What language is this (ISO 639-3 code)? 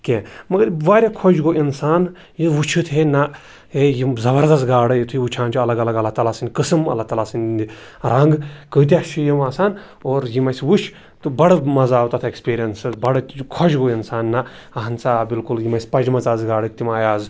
kas